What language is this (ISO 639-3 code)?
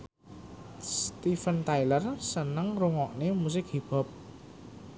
jav